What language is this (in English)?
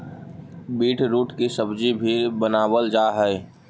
Magahi